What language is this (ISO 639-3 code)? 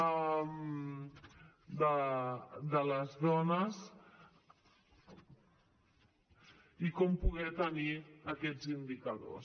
cat